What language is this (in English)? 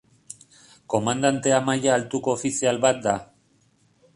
Basque